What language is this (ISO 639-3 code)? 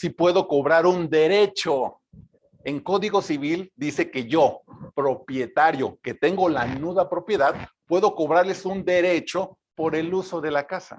spa